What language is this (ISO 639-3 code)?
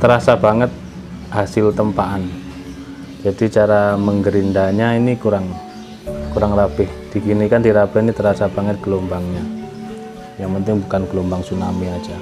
ind